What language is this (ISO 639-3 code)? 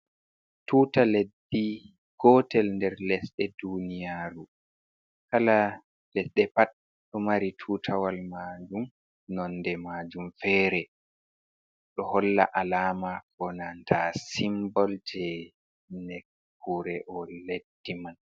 ful